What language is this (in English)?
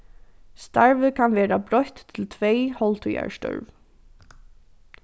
Faroese